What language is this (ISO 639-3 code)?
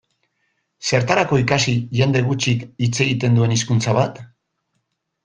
eus